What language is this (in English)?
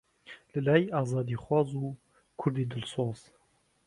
Central Kurdish